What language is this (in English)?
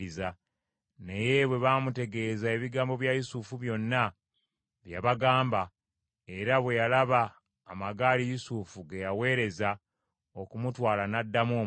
Ganda